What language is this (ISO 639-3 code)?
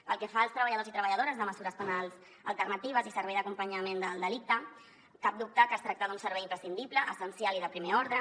cat